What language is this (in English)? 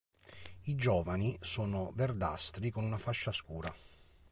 Italian